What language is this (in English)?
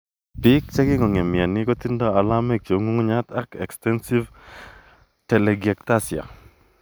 Kalenjin